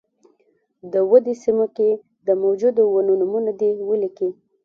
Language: Pashto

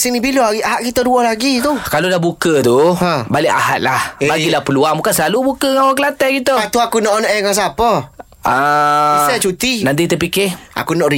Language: Malay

